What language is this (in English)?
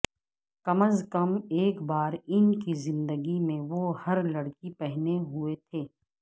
Urdu